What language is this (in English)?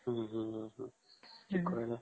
Odia